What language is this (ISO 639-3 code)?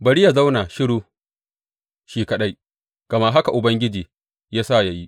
hau